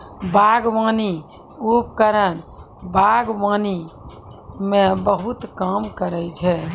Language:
Maithili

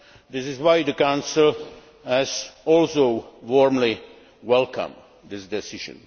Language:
English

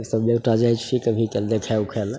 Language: Maithili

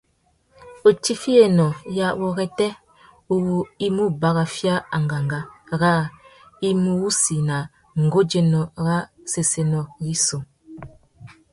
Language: Tuki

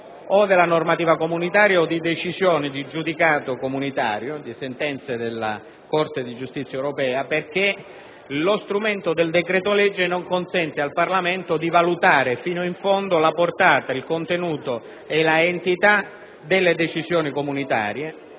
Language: Italian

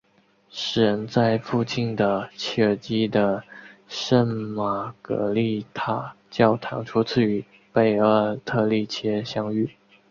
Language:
Chinese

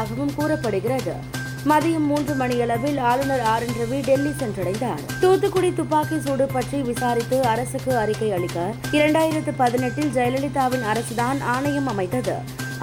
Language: Tamil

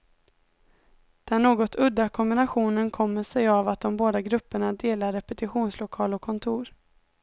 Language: Swedish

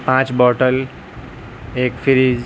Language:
Urdu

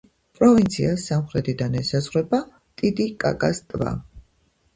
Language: Georgian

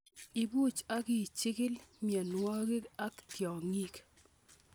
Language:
Kalenjin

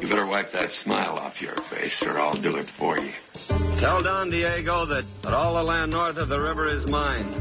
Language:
Danish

